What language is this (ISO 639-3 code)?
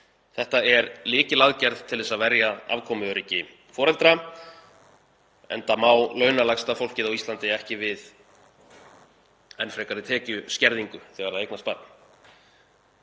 isl